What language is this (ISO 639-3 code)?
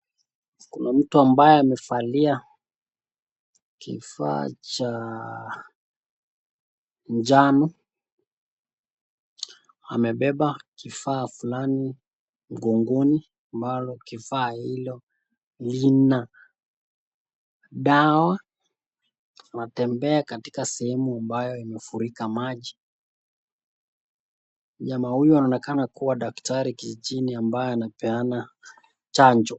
swa